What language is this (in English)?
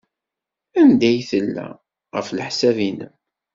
Kabyle